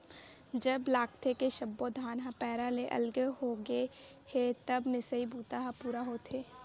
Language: Chhattisgarhi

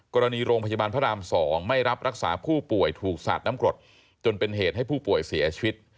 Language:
Thai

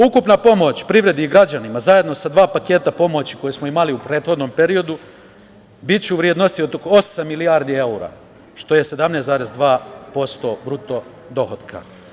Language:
Serbian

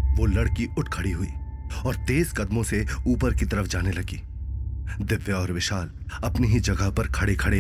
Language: Hindi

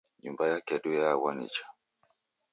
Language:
Taita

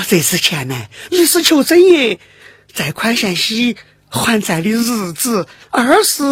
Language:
Chinese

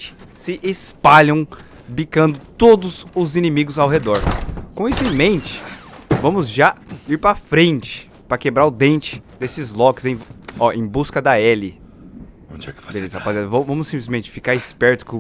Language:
Portuguese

